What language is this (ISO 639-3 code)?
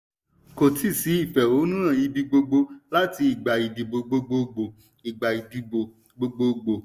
yor